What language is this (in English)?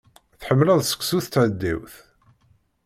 Kabyle